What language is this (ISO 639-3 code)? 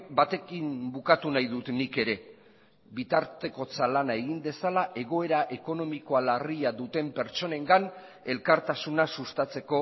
eus